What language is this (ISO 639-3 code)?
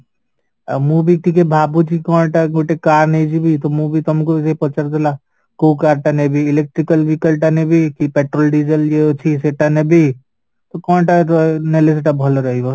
ori